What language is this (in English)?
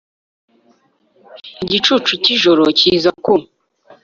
Kinyarwanda